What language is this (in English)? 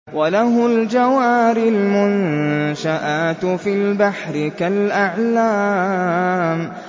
Arabic